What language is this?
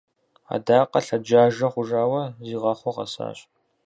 Kabardian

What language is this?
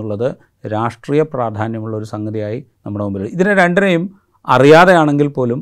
Malayalam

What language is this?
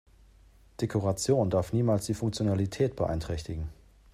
German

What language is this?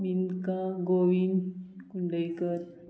Konkani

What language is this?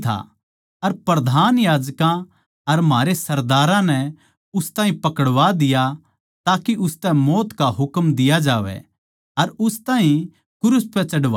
Haryanvi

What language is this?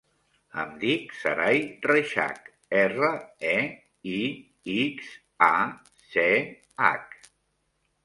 Catalan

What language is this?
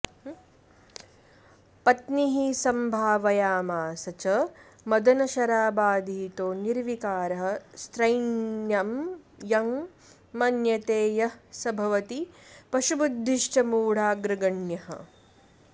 Sanskrit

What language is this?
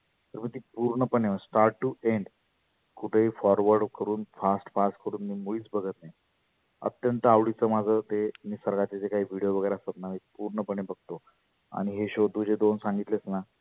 Marathi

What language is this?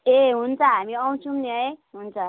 Nepali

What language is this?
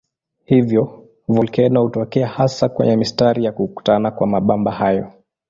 Swahili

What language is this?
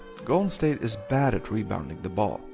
English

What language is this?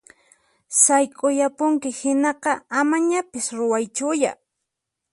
Puno Quechua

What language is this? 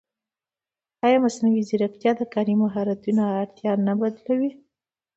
Pashto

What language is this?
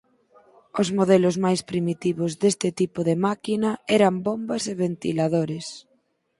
Galician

